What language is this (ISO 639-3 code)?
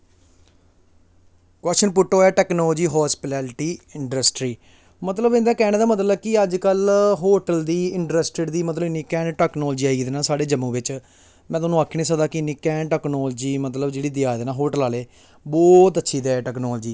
doi